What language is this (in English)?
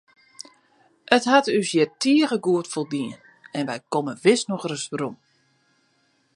Western Frisian